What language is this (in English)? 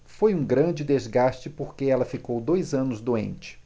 Portuguese